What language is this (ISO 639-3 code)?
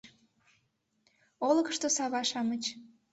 chm